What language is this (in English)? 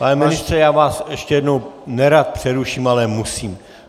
Czech